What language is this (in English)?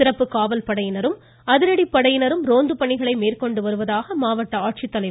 Tamil